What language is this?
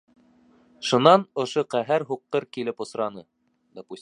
Bashkir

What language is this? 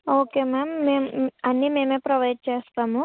Telugu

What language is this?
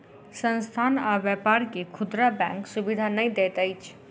Maithili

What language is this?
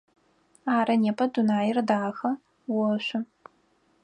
Adyghe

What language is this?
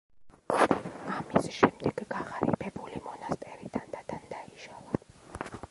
Georgian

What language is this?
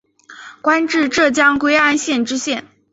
Chinese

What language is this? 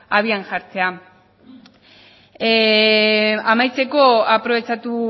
Basque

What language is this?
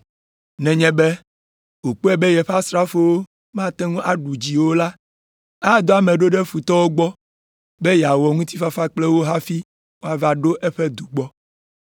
Ewe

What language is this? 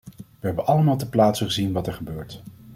Dutch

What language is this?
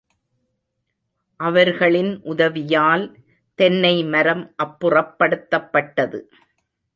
Tamil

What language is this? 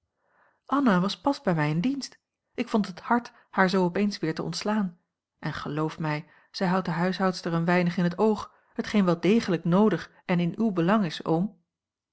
Dutch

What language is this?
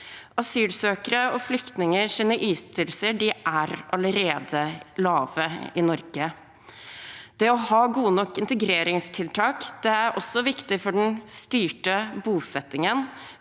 Norwegian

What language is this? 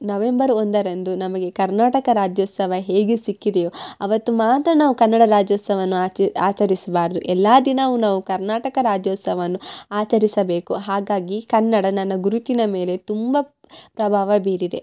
Kannada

